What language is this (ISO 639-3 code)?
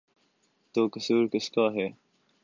urd